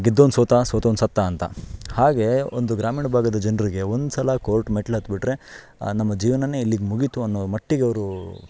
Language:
Kannada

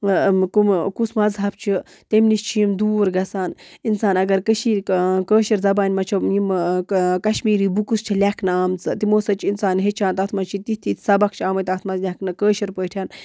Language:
Kashmiri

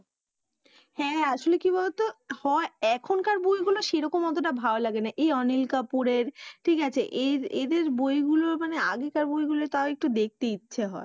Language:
Bangla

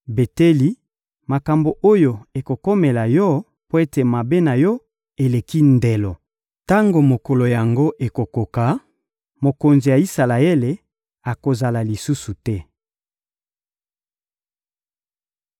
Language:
Lingala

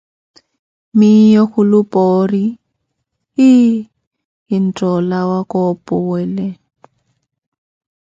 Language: Koti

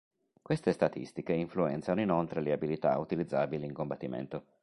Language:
Italian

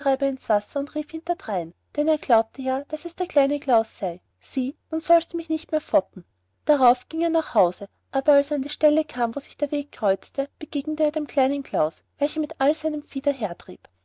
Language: German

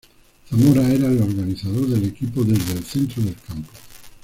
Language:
Spanish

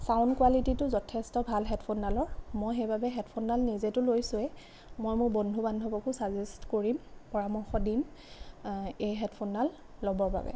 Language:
Assamese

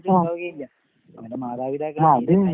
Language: Malayalam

